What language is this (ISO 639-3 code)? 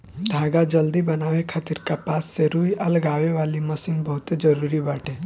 bho